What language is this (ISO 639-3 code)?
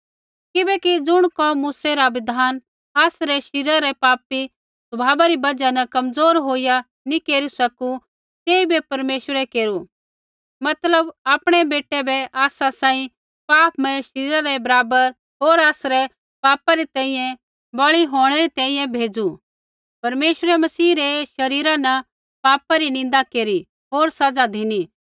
kfx